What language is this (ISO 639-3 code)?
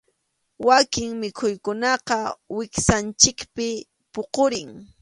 qxu